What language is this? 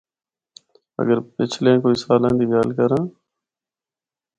Northern Hindko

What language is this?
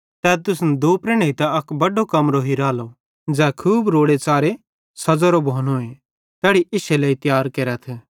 Bhadrawahi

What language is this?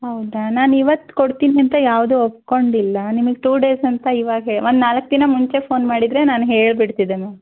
Kannada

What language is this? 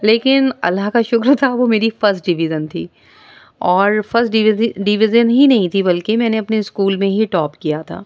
Urdu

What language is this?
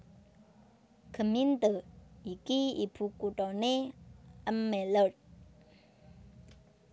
Javanese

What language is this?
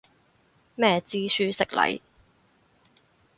Cantonese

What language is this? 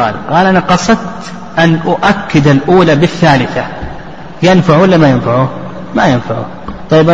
Arabic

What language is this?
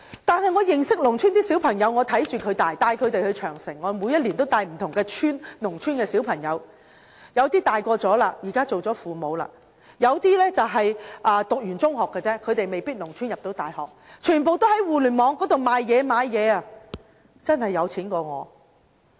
Cantonese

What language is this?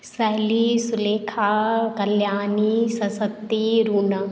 Maithili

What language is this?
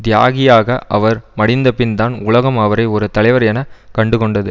Tamil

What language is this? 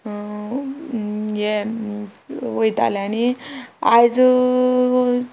Konkani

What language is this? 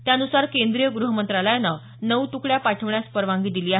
Marathi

